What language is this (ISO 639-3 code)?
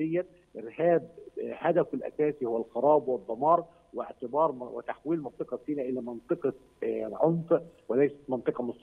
ara